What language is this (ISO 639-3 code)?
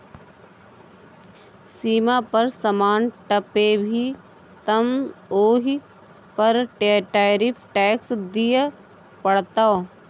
mai